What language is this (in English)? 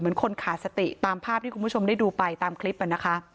Thai